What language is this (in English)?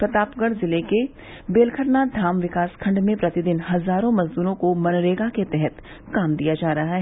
Hindi